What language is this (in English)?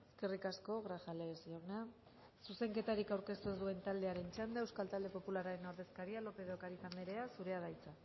Basque